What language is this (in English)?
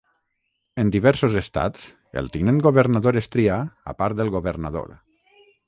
Catalan